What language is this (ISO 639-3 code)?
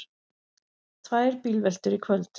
isl